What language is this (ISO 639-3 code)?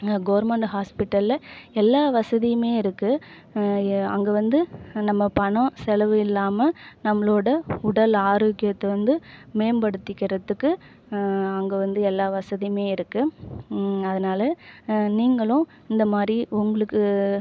tam